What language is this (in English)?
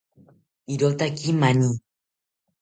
South Ucayali Ashéninka